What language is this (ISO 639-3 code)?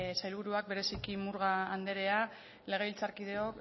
eus